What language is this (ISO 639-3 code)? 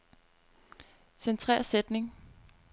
dan